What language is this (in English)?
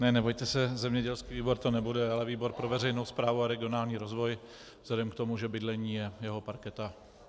Czech